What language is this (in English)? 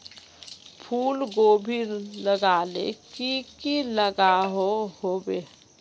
Magahi